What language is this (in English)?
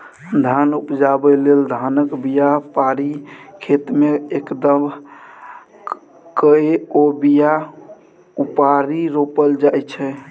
Maithili